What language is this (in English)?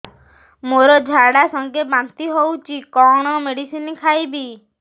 Odia